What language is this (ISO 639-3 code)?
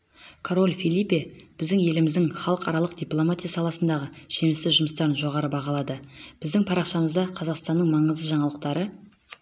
kaz